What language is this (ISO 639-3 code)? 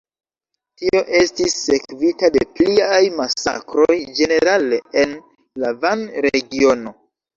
epo